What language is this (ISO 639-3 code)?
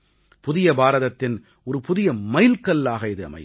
tam